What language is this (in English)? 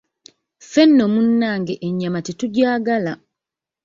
Ganda